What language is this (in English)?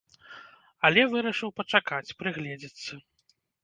Belarusian